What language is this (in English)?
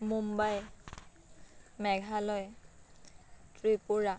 Assamese